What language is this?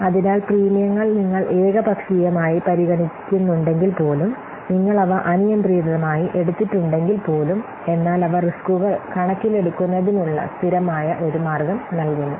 Malayalam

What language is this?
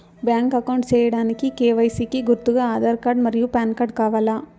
Telugu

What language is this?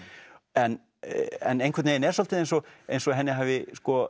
Icelandic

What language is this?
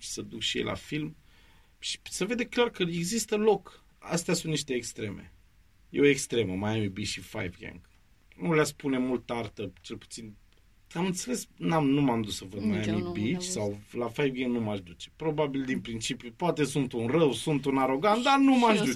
Romanian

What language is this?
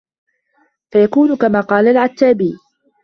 Arabic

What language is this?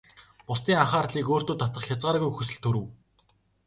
Mongolian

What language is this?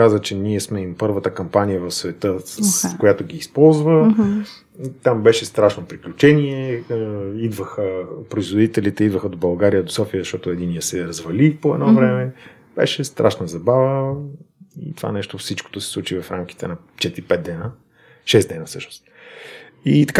Bulgarian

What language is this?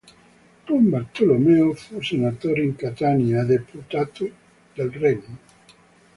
Italian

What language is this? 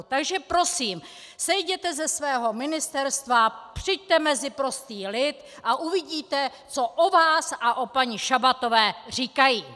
Czech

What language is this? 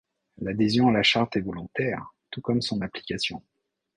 French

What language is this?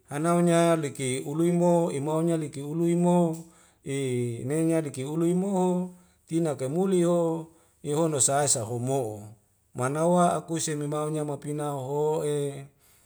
Wemale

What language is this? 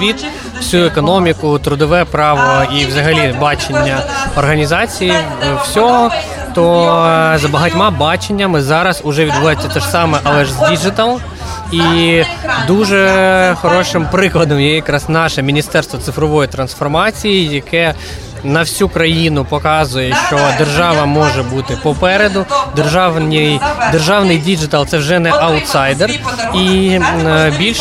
Ukrainian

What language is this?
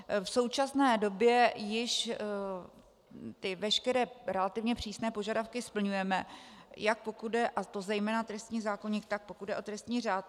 Czech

